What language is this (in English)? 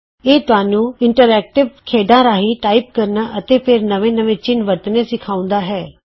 Punjabi